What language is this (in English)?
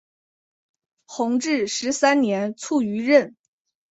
Chinese